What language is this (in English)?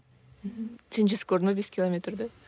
Kazakh